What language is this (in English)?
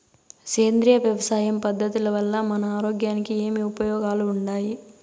Telugu